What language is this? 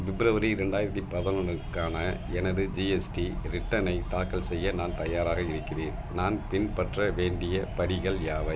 Tamil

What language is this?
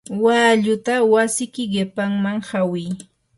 Yanahuanca Pasco Quechua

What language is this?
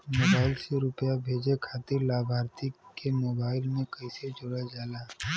Bhojpuri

